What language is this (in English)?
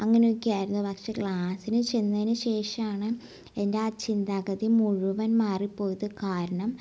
Malayalam